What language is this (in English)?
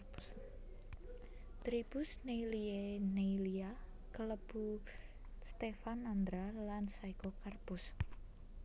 Javanese